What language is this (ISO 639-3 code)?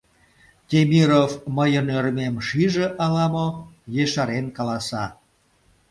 chm